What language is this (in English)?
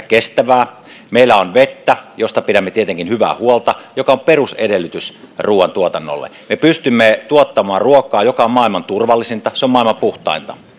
Finnish